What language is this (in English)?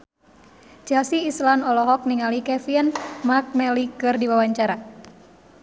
Sundanese